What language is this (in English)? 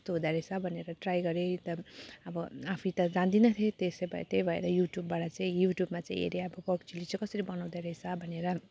Nepali